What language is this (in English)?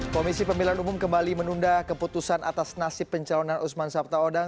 Indonesian